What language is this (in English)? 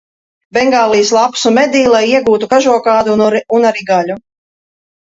Latvian